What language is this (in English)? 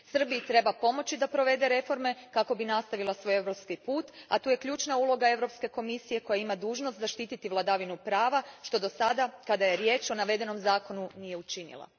Croatian